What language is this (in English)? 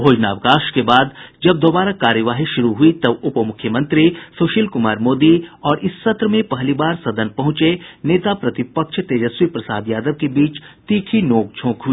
Hindi